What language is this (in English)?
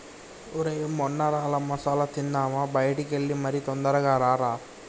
Telugu